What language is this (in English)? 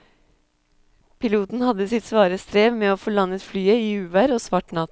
Norwegian